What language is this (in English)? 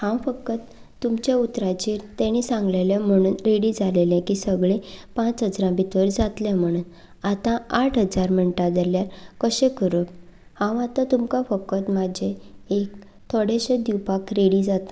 Konkani